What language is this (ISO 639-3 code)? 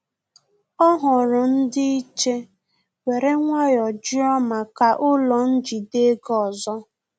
ibo